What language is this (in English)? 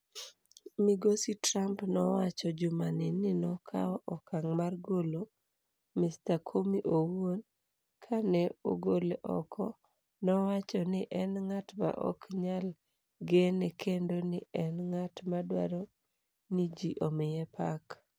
Luo (Kenya and Tanzania)